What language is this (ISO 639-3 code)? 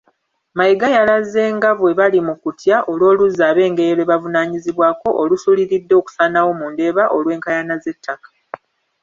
lug